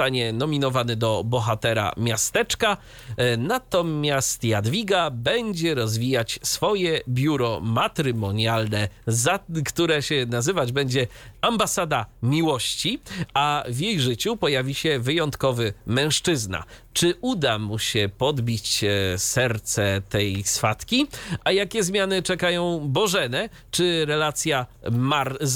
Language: Polish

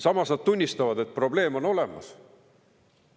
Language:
Estonian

